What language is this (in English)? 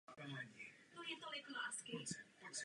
Czech